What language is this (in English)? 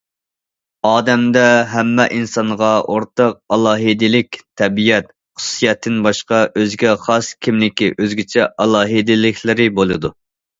Uyghur